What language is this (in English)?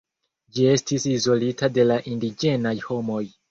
Esperanto